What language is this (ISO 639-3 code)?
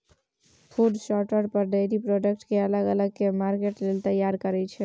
mai